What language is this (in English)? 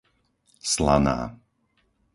Slovak